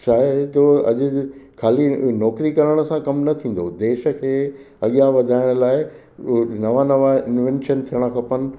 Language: Sindhi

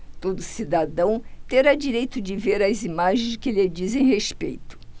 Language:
Portuguese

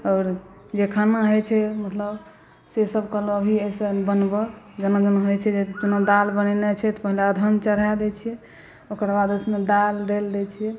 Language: Maithili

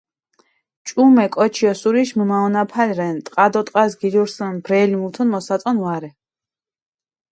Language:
Mingrelian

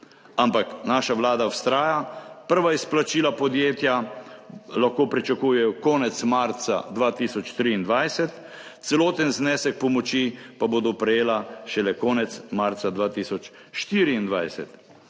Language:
Slovenian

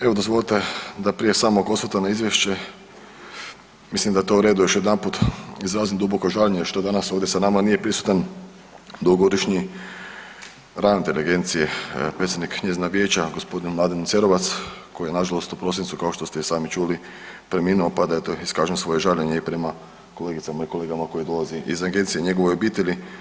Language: Croatian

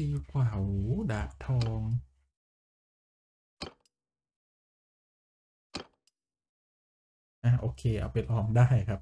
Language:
Thai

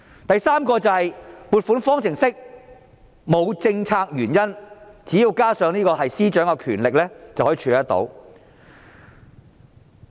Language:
Cantonese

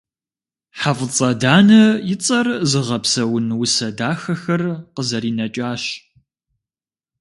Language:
Kabardian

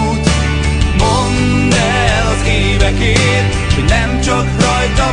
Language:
Hungarian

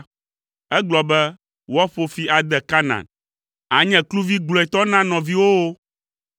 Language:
Ewe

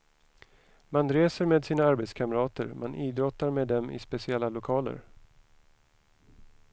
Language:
Swedish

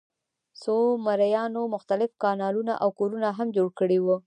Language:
Pashto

